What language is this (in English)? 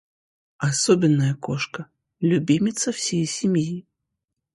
Russian